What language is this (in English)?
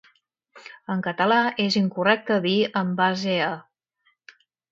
Catalan